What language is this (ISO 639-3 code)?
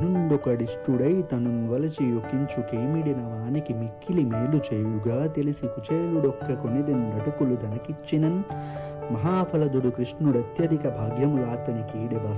tel